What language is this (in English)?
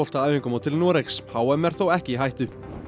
Icelandic